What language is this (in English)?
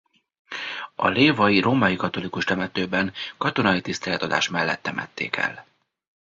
Hungarian